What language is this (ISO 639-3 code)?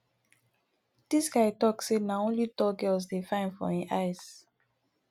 pcm